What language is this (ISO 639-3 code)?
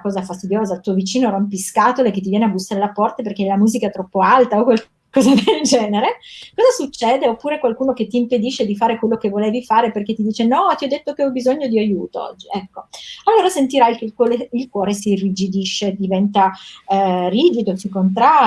ita